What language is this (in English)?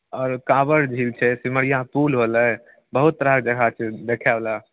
Maithili